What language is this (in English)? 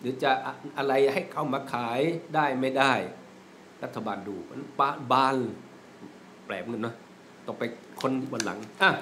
Thai